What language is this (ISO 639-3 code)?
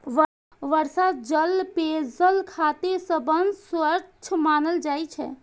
mai